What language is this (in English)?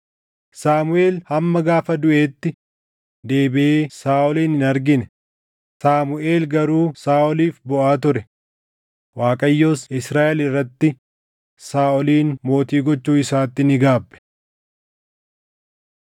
Oromo